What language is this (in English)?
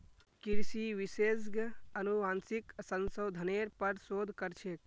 Magahi